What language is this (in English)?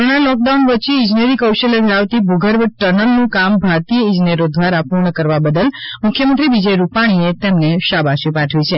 Gujarati